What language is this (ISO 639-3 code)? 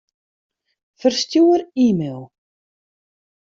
fry